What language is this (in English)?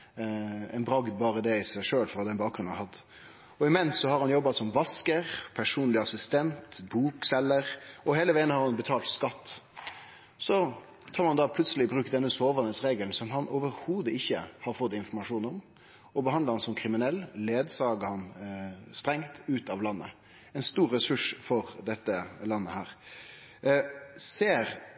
Norwegian Nynorsk